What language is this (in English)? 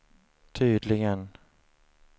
Swedish